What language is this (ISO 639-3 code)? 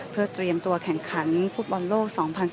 tha